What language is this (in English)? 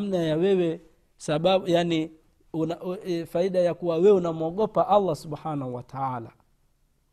Swahili